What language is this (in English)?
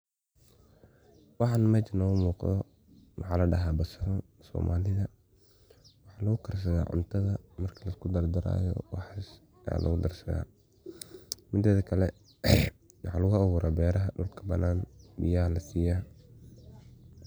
Somali